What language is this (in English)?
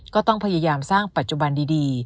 Thai